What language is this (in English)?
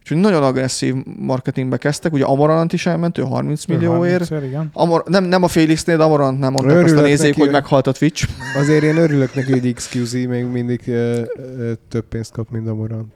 Hungarian